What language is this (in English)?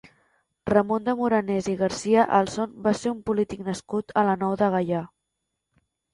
Catalan